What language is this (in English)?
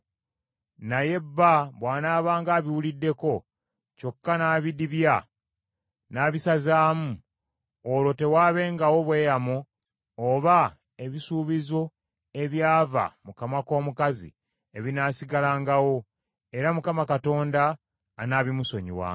Ganda